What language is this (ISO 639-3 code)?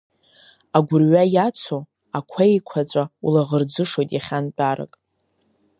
abk